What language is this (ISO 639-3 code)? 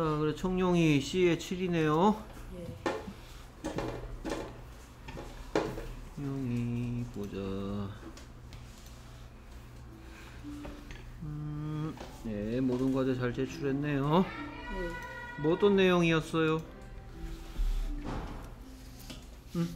kor